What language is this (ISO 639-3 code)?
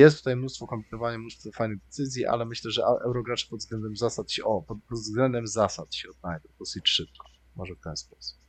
pol